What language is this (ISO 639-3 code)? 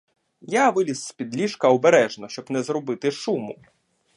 ukr